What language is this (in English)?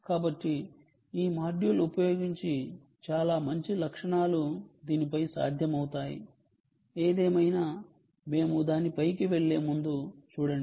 Telugu